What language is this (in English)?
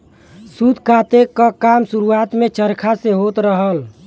Bhojpuri